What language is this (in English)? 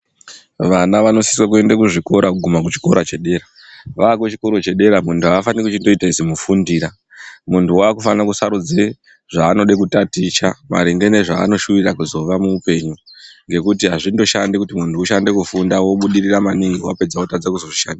Ndau